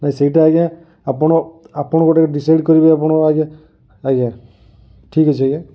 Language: Odia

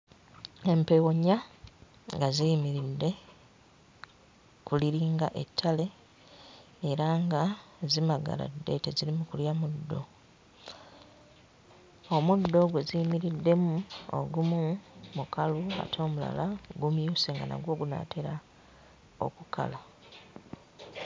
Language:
Ganda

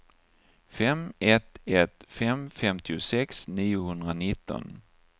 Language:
Swedish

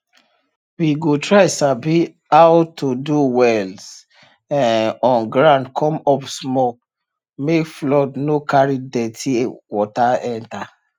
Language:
Nigerian Pidgin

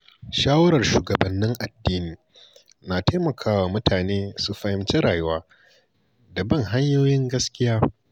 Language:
Hausa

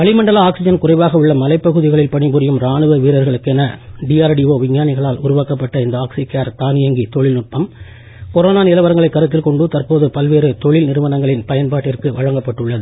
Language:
Tamil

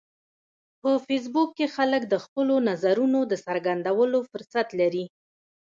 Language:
Pashto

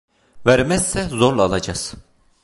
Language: Turkish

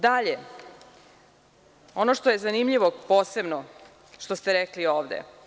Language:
Serbian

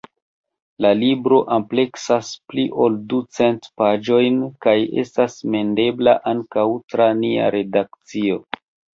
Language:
Esperanto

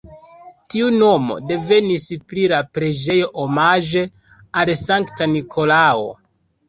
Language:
Esperanto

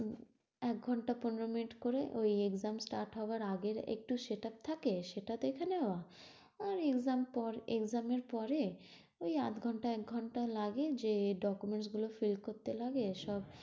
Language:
Bangla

